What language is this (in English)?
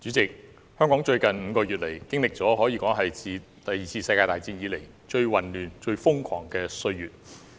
Cantonese